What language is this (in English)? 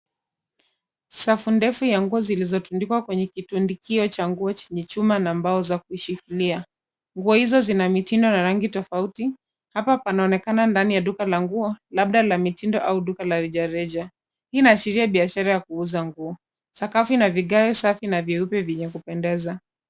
Swahili